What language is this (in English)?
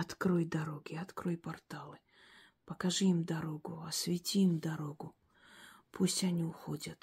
Russian